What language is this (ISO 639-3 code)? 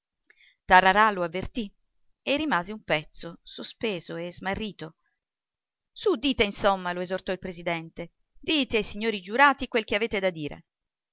ita